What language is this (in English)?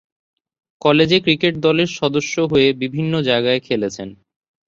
Bangla